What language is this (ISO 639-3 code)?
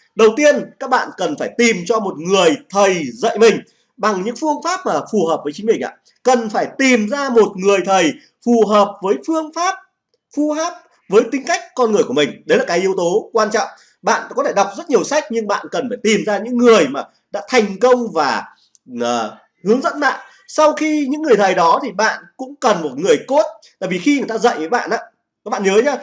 vie